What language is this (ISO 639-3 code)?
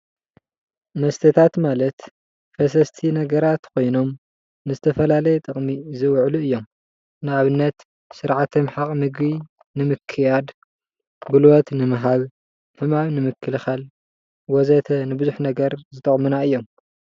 tir